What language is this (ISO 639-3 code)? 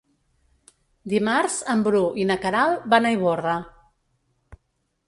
cat